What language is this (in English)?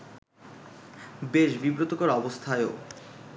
Bangla